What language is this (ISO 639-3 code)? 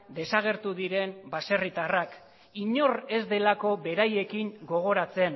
eus